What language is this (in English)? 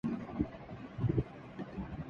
Urdu